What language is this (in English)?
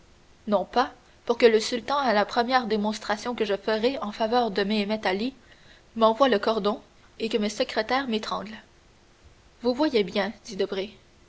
French